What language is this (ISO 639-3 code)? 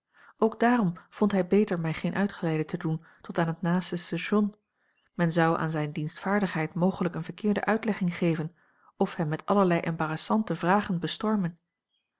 nld